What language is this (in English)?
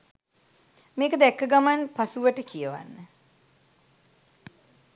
Sinhala